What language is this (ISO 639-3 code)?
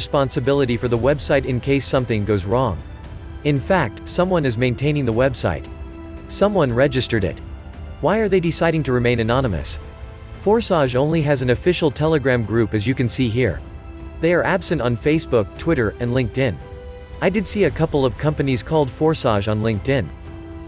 eng